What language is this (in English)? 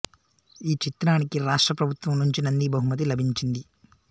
Telugu